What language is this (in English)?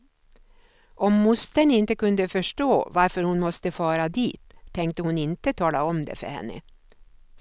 Swedish